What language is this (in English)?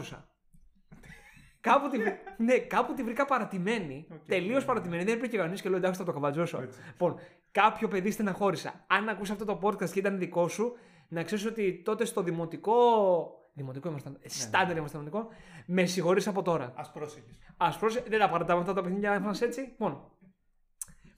Greek